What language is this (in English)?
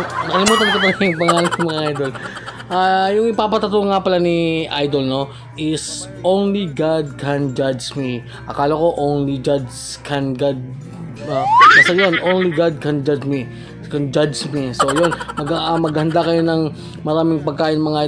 Filipino